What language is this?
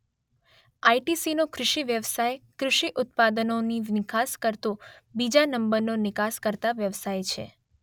Gujarati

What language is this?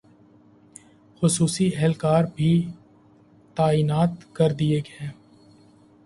Urdu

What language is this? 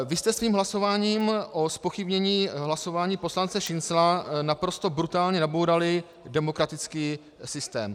Czech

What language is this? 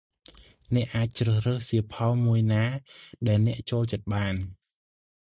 Khmer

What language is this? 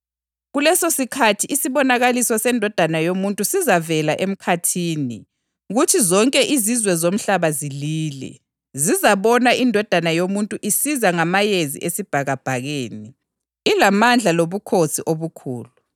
North Ndebele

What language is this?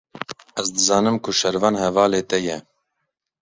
Kurdish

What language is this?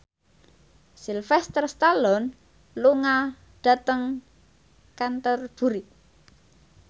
Javanese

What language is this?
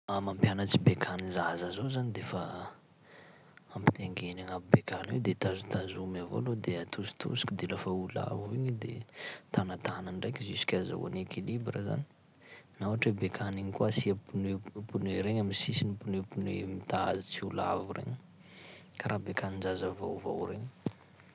Sakalava Malagasy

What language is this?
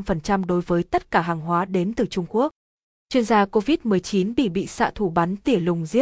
Vietnamese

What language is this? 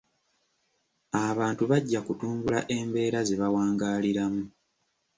Ganda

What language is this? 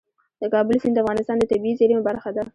Pashto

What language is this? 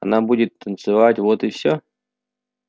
Russian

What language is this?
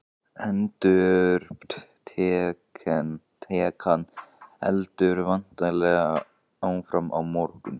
Icelandic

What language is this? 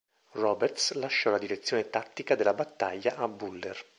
Italian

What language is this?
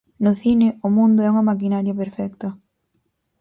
Galician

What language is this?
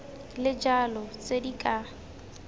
Tswana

